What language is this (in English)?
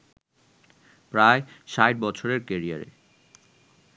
Bangla